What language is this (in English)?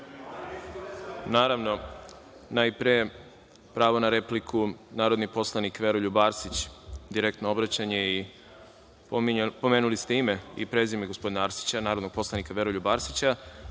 Serbian